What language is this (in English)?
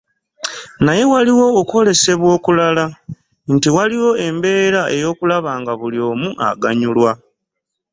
Ganda